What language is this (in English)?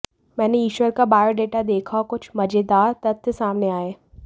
Hindi